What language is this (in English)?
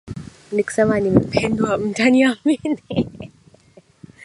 Swahili